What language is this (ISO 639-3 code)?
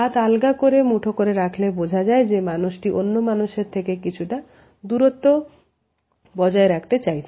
ben